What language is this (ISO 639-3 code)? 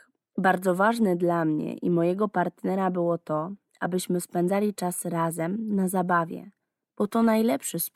pol